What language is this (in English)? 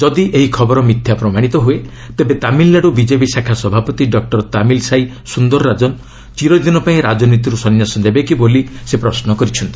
Odia